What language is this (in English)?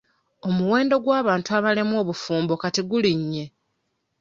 Ganda